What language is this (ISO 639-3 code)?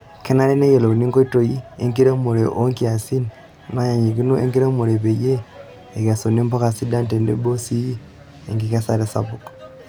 mas